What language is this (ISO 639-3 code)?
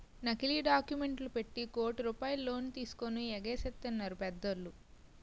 tel